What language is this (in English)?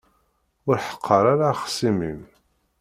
Kabyle